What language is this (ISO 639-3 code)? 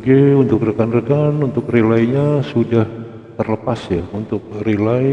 ind